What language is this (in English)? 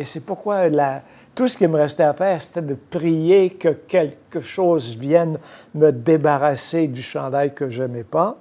French